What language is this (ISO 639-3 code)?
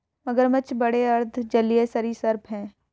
hin